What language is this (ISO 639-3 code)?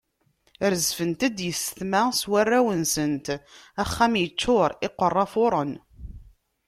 kab